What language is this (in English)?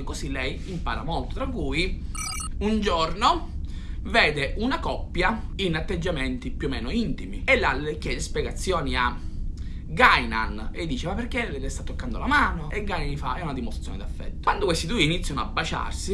Italian